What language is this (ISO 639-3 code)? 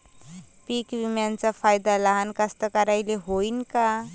mar